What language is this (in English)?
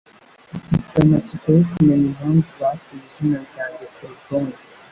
Kinyarwanda